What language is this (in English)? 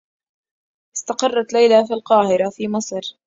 Arabic